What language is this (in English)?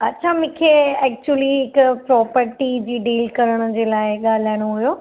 Sindhi